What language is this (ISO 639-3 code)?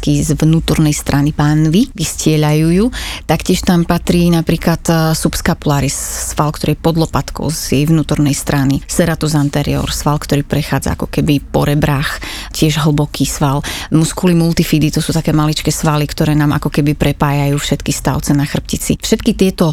slk